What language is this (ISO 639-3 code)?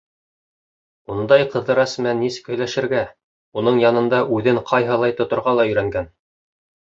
bak